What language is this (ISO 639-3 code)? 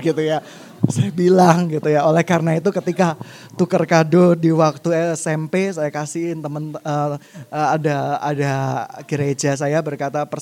ind